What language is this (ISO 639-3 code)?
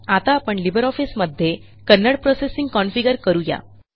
mar